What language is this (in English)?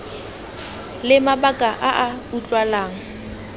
Tswana